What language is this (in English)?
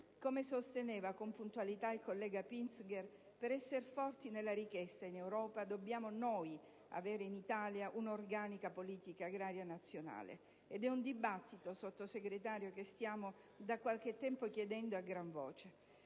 Italian